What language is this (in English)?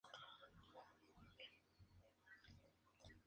Spanish